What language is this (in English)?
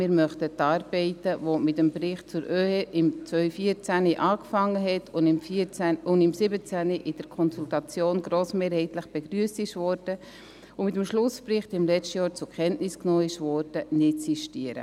Swiss German